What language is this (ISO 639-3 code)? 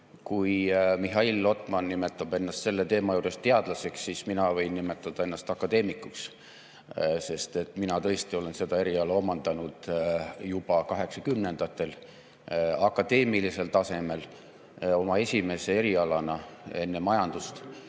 est